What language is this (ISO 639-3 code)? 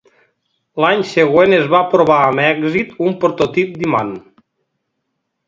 cat